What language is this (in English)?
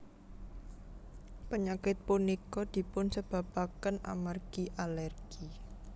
Javanese